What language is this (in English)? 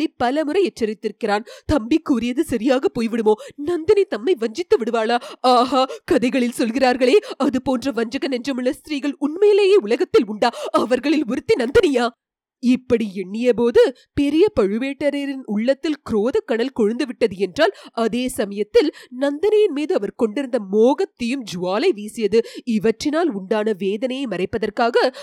Tamil